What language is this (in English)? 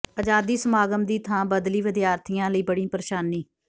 Punjabi